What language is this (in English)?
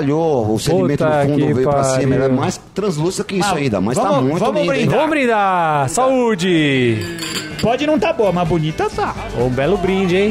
Portuguese